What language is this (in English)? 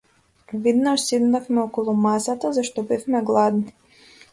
Macedonian